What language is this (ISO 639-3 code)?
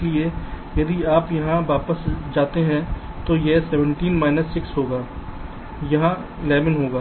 hin